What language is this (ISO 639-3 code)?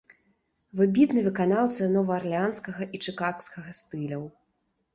bel